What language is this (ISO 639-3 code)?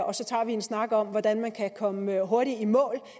dan